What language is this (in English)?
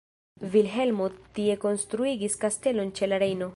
Esperanto